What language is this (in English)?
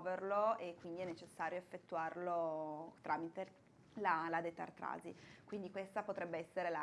Italian